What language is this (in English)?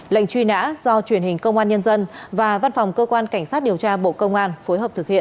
Vietnamese